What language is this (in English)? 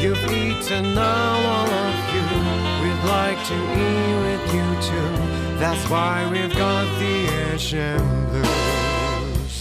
Thai